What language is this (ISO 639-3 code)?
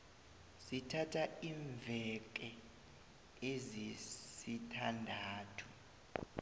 nbl